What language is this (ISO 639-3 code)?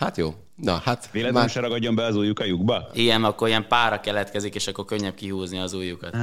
hun